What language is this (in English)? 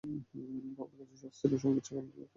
Bangla